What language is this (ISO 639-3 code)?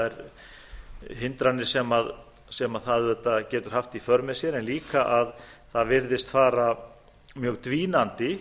isl